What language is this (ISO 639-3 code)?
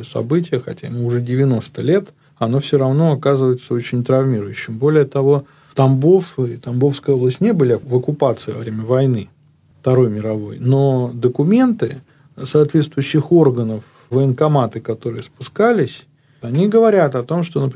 rus